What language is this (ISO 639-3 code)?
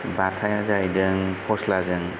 brx